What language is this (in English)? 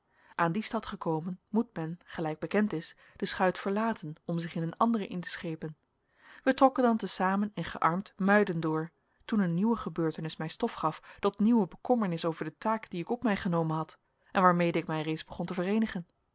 Dutch